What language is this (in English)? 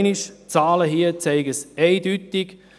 Swiss German